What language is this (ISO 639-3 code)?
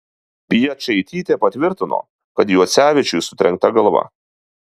lit